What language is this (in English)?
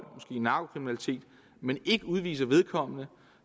Danish